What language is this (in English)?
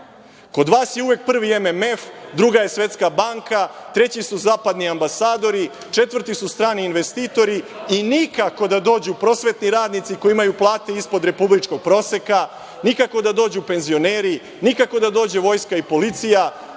Serbian